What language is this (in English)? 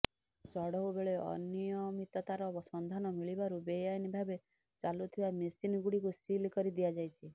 Odia